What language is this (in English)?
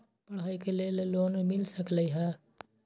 Magahi